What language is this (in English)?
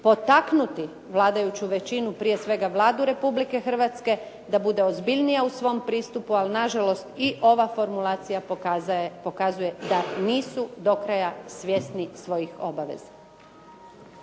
Croatian